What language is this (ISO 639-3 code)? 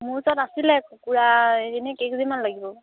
asm